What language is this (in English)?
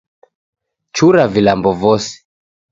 Taita